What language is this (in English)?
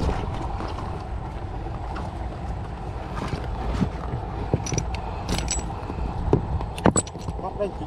Vietnamese